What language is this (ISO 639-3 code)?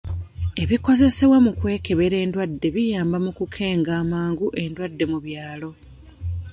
lug